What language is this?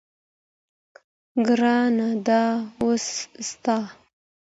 Pashto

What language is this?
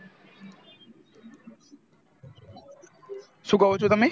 Gujarati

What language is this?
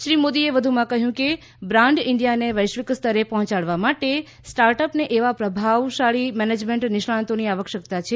Gujarati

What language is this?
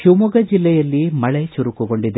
Kannada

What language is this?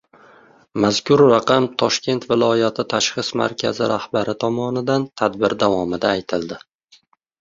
Uzbek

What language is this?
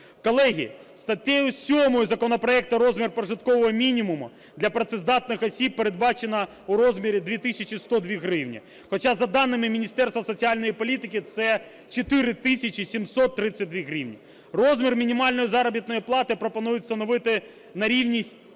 Ukrainian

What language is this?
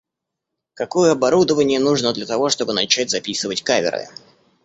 Russian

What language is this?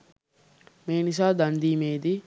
Sinhala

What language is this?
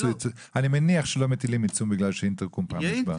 Hebrew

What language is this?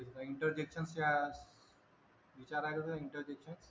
Marathi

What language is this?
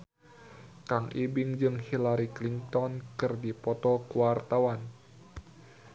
Sundanese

